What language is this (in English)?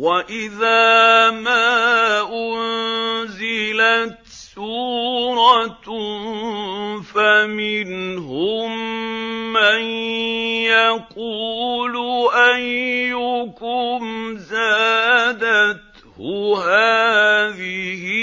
Arabic